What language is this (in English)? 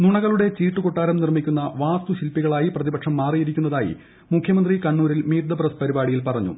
Malayalam